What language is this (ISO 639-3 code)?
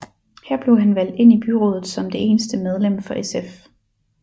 dan